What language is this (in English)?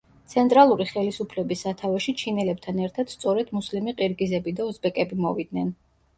Georgian